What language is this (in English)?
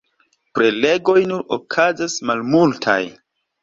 Esperanto